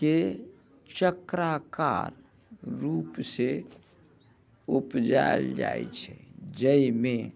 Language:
Maithili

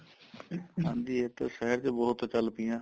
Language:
Punjabi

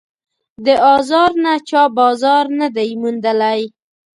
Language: Pashto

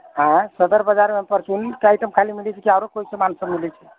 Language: Maithili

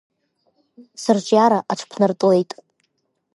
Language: Abkhazian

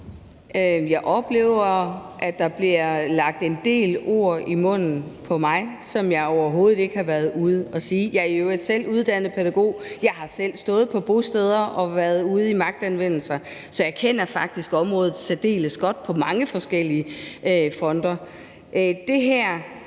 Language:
Danish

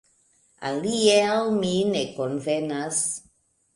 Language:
Esperanto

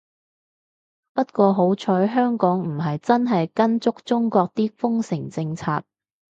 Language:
Cantonese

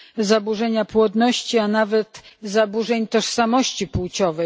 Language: Polish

